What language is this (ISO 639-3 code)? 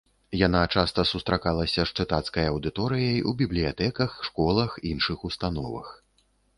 bel